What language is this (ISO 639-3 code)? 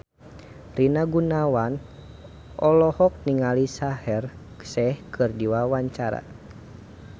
sun